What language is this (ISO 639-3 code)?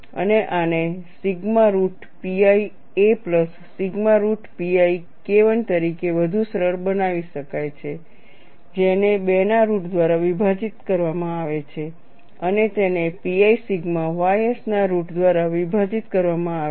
guj